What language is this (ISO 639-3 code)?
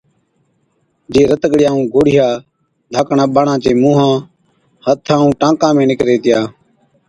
odk